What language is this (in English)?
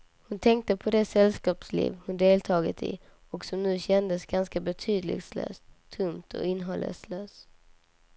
Swedish